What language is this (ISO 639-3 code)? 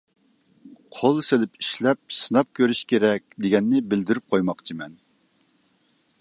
uig